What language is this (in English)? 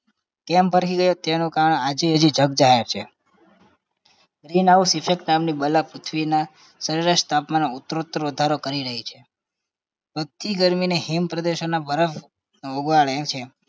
Gujarati